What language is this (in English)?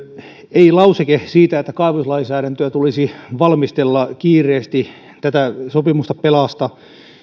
Finnish